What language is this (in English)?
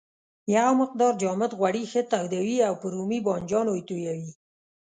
Pashto